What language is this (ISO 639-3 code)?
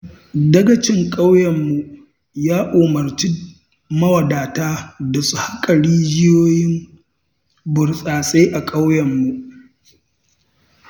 hau